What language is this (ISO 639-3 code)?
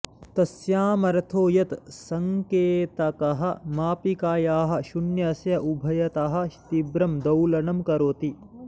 san